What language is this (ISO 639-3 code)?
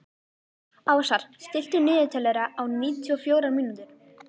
isl